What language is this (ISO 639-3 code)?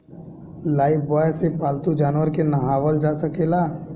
bho